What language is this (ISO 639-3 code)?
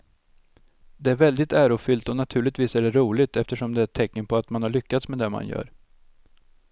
swe